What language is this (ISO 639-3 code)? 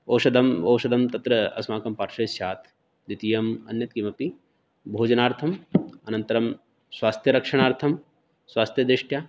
san